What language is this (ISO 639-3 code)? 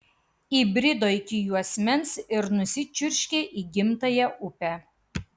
lit